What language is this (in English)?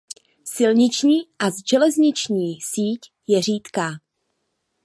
Czech